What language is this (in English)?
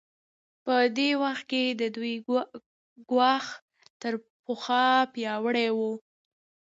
Pashto